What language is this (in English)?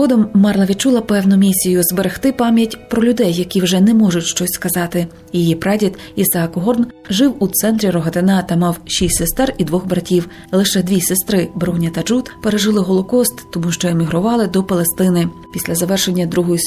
Ukrainian